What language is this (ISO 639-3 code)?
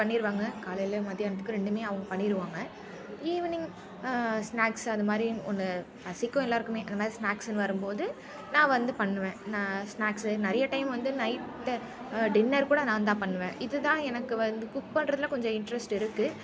tam